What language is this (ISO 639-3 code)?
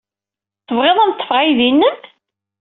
kab